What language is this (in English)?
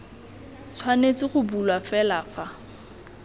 Tswana